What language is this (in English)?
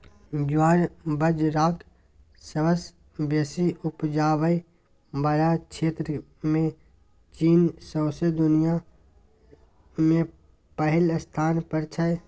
Maithili